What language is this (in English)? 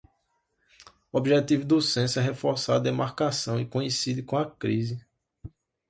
Portuguese